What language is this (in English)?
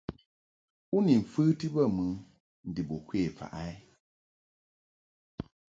Mungaka